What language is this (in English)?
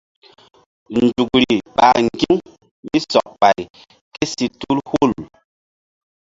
Mbum